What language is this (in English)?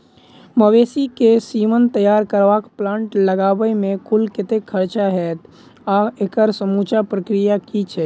Maithili